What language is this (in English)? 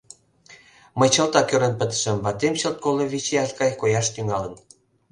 Mari